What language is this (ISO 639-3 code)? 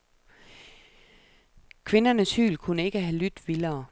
dan